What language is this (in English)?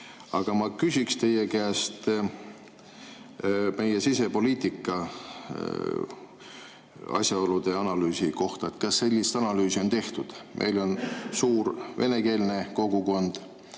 Estonian